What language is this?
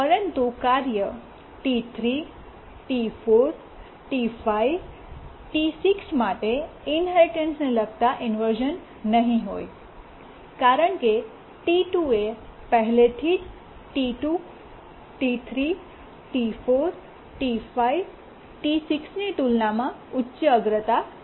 Gujarati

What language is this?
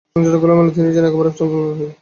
Bangla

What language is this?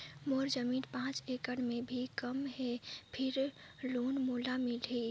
Chhattisgarhi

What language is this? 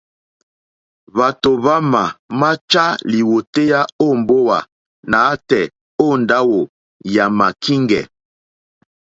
Mokpwe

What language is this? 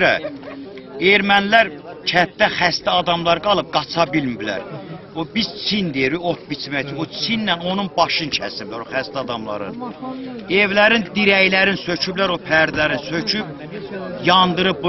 Turkish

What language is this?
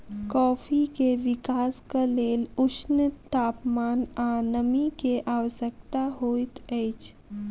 Maithili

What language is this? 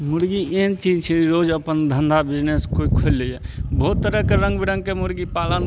Maithili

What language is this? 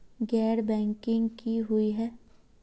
Magahi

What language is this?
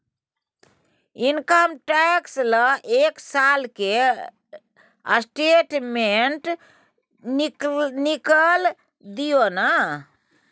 Maithili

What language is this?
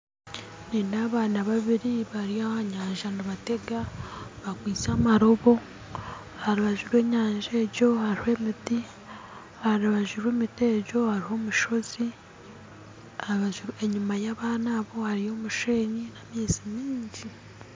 Nyankole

